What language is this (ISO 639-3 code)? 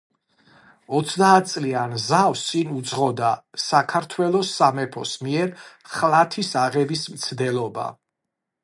kat